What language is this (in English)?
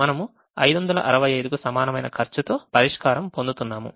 Telugu